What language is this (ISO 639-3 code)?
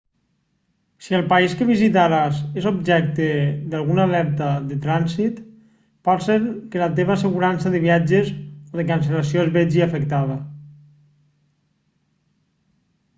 cat